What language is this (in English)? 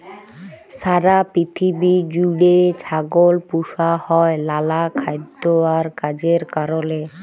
Bangla